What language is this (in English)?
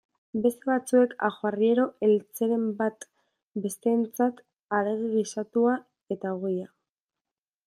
Basque